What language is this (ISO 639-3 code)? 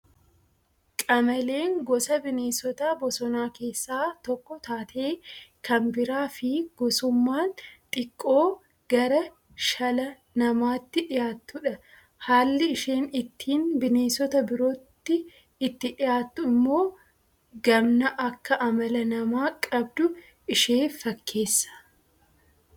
orm